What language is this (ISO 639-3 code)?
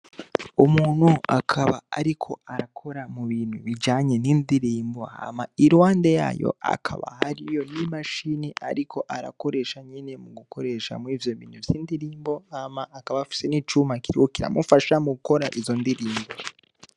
run